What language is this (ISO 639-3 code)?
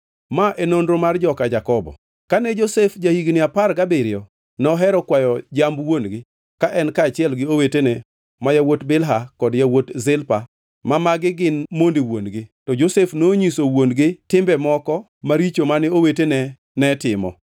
luo